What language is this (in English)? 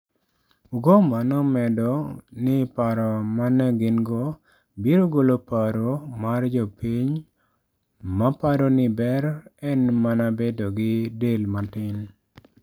Luo (Kenya and Tanzania)